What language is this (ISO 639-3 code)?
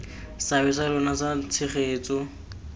tsn